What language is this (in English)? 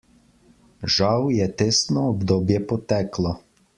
Slovenian